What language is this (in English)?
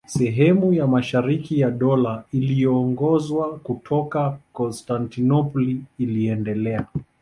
Swahili